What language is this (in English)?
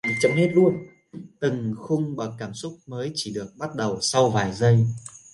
Vietnamese